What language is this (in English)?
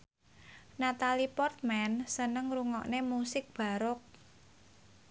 Javanese